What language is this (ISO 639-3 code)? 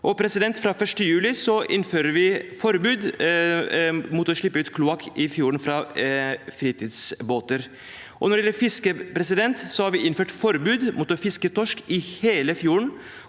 nor